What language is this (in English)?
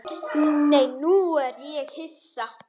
Icelandic